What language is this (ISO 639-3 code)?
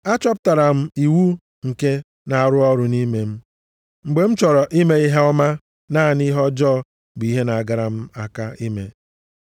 ibo